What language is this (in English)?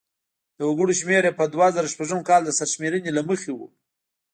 Pashto